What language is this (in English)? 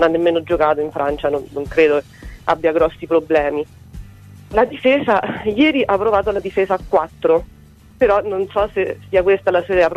Italian